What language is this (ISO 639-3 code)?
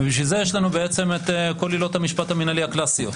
heb